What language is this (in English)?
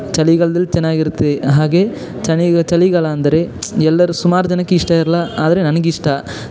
Kannada